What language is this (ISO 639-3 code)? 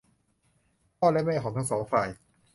tha